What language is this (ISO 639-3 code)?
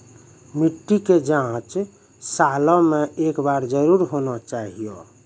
mai